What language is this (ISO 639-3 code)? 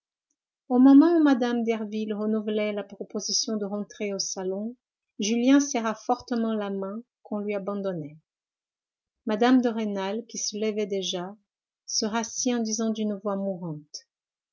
fra